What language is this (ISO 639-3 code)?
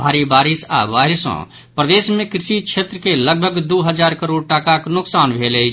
mai